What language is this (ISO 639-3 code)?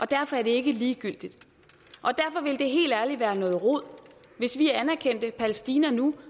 dan